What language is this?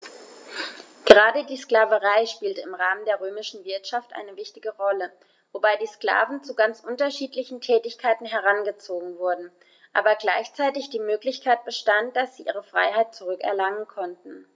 German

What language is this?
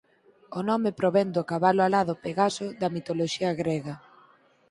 Galician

